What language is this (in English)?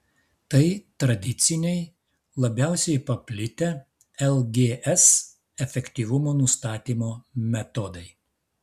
Lithuanian